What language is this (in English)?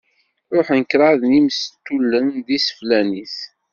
Kabyle